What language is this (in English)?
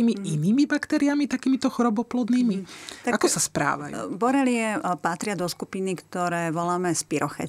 Slovak